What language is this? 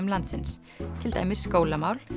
Icelandic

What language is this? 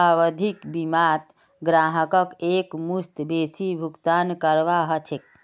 Magahi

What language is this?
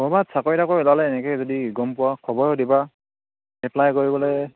Assamese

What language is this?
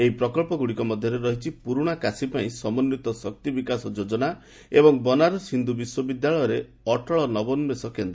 Odia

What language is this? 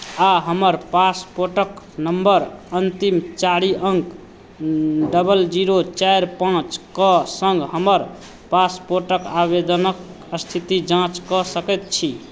Maithili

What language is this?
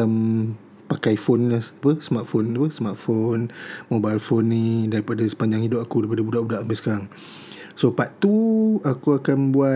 Malay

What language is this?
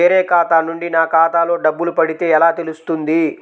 Telugu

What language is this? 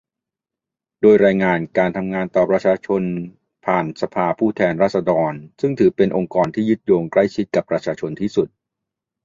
Thai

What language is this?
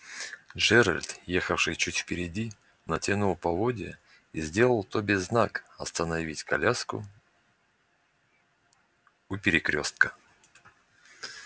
Russian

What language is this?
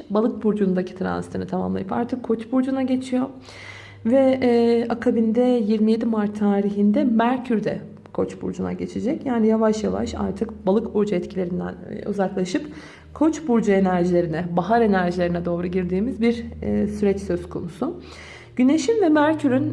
Turkish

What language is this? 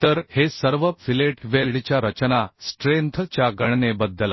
Marathi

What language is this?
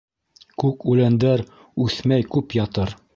Bashkir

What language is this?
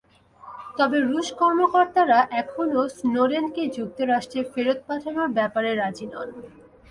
Bangla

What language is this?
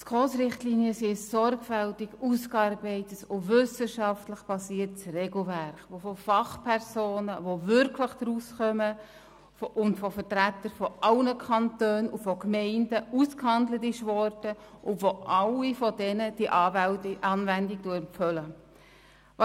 Swiss German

